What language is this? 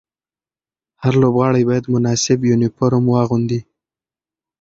Pashto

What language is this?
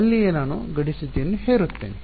Kannada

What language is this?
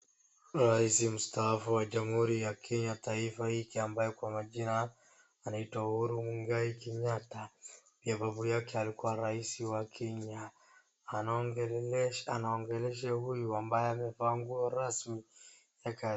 Swahili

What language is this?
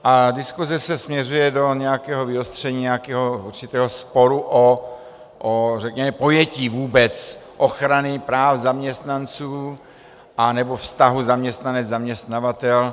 Czech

